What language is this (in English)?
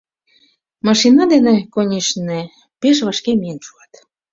Mari